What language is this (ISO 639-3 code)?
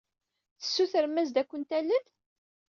kab